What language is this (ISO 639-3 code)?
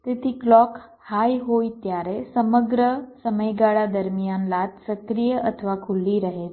guj